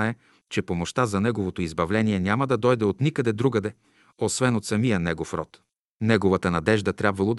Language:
Bulgarian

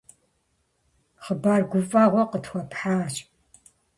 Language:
Kabardian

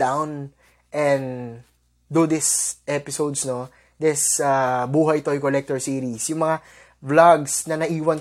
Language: Filipino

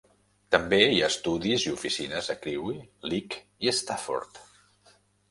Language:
Catalan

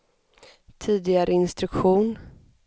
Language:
Swedish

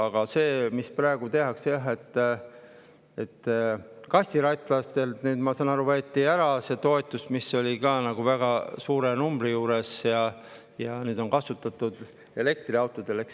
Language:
Estonian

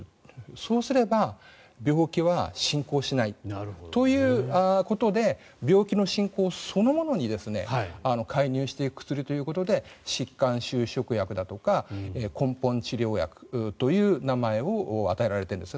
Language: Japanese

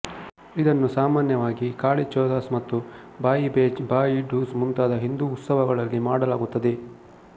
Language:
Kannada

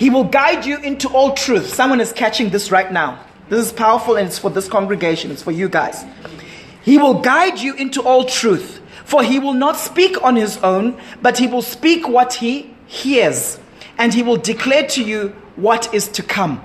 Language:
English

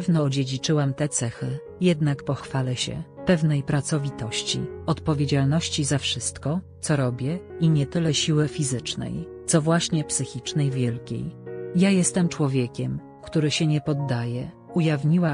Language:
Polish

